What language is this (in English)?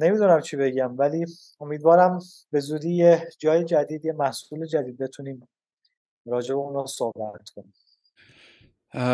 Persian